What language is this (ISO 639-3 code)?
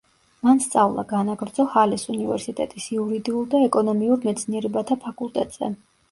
kat